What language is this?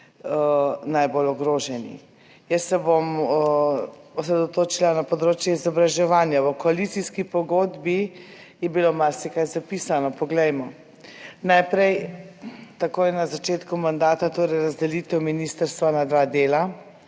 Slovenian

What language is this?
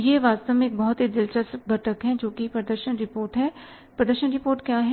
Hindi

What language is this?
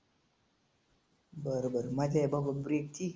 Marathi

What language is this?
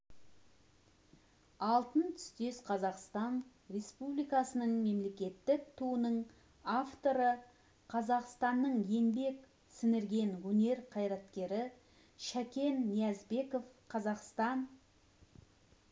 Kazakh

